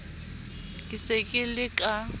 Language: Southern Sotho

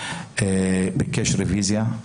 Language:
Hebrew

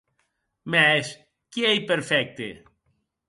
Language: Occitan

